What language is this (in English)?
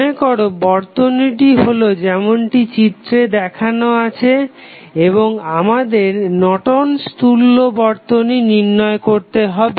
Bangla